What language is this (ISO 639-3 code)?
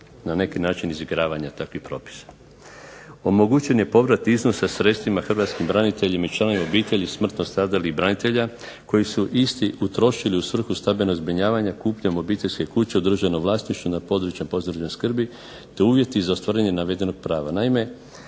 hrv